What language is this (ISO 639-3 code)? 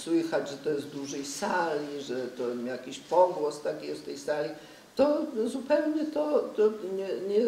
pol